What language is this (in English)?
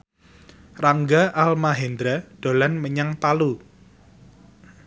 Javanese